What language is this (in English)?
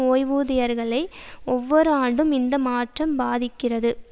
Tamil